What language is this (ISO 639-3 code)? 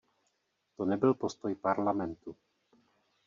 ces